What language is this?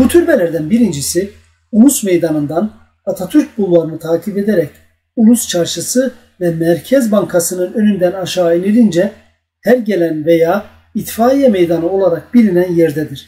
Turkish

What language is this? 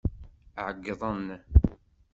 Kabyle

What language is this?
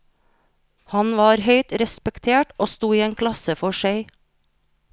Norwegian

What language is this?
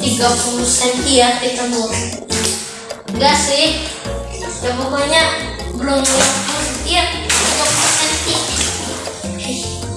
Indonesian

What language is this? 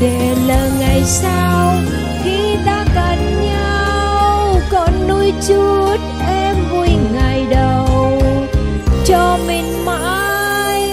Vietnamese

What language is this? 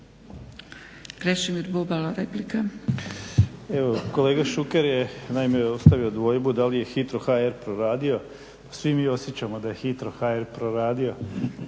Croatian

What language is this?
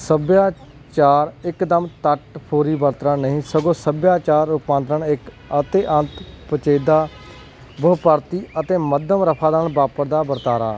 Punjabi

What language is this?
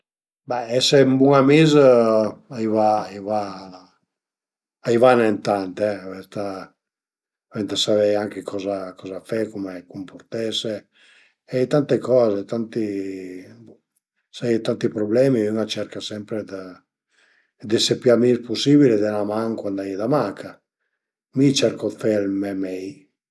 Piedmontese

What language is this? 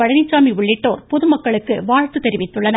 Tamil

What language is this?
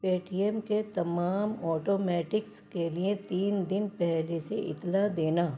Urdu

